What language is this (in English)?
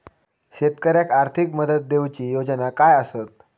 Marathi